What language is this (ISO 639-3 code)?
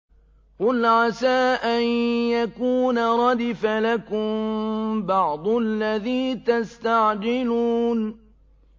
ara